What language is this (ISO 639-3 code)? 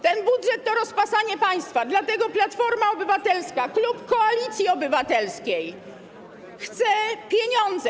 pol